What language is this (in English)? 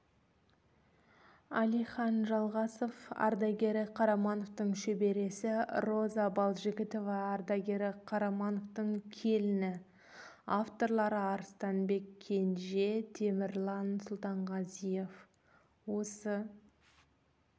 Kazakh